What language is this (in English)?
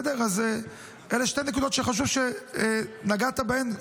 Hebrew